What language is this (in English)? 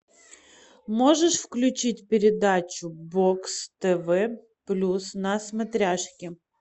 Russian